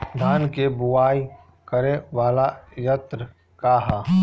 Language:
Bhojpuri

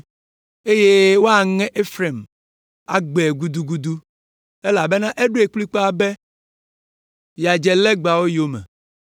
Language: Ewe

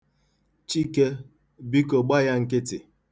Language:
Igbo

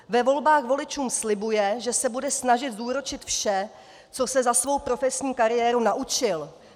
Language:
Czech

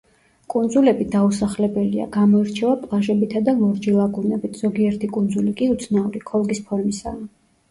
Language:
Georgian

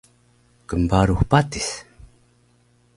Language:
Taroko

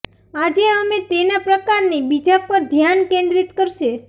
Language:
Gujarati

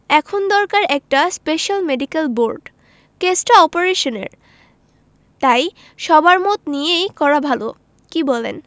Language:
Bangla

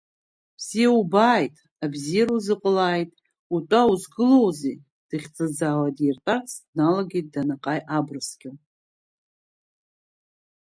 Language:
Abkhazian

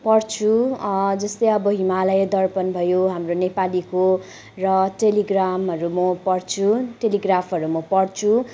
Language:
Nepali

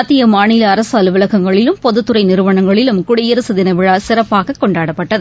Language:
Tamil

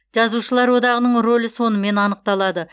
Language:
Kazakh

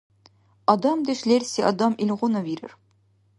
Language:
Dargwa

